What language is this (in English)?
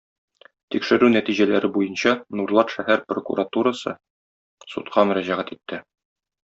Tatar